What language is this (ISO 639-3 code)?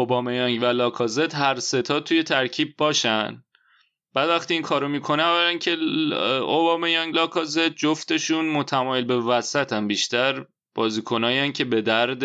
fas